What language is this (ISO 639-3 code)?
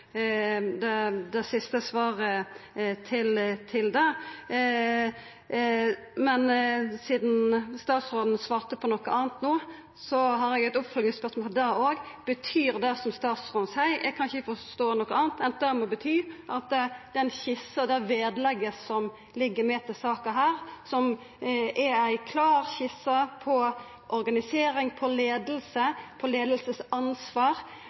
nor